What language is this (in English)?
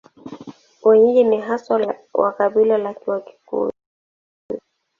Swahili